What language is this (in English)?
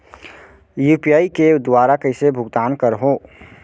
Chhattisgarhi